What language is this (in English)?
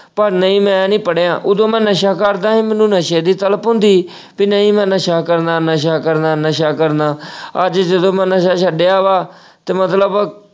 Punjabi